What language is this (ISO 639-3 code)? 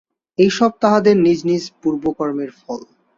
ben